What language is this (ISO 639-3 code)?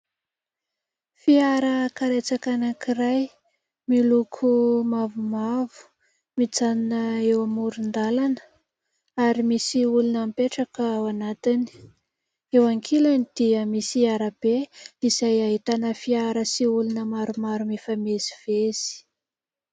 mlg